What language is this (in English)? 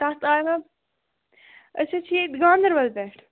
Kashmiri